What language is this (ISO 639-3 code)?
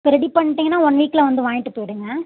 tam